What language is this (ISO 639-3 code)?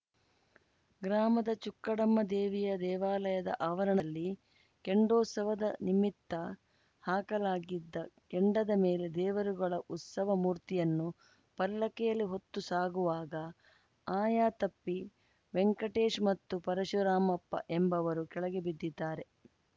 kan